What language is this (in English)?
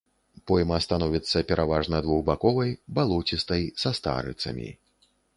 Belarusian